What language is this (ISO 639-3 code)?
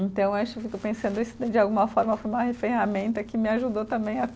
por